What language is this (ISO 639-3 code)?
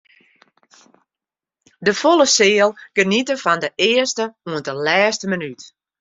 fry